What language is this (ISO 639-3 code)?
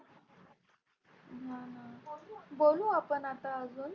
mar